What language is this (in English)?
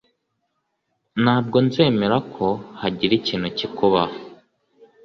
Kinyarwanda